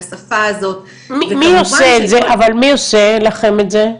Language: Hebrew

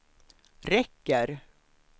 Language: Swedish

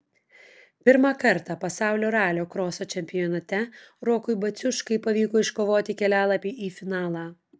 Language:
Lithuanian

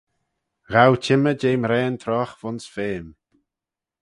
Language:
Manx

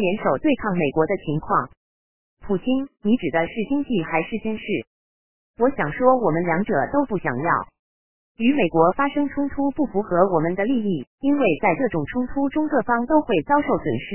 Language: Chinese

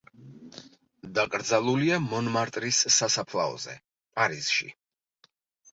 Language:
Georgian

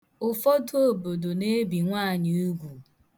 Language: Igbo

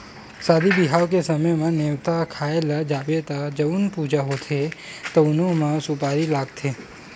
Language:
Chhattisgarhi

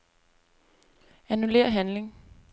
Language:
Danish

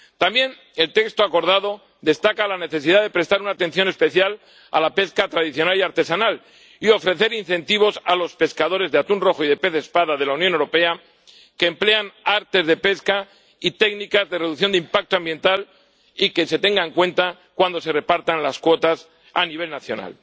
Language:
Spanish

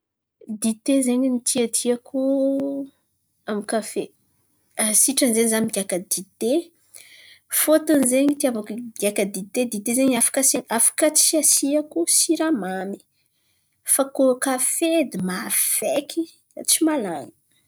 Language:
Antankarana Malagasy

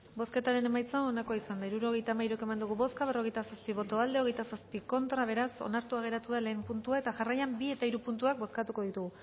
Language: Basque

